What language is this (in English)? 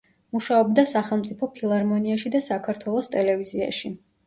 Georgian